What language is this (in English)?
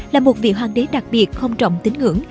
Vietnamese